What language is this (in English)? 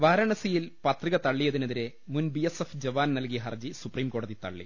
Malayalam